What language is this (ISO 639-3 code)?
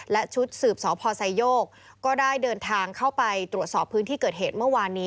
tha